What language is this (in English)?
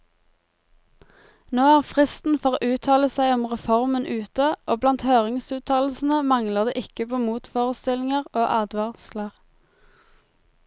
Norwegian